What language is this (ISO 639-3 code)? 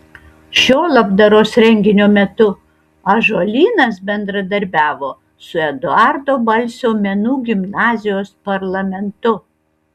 lit